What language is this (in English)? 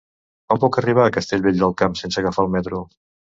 Catalan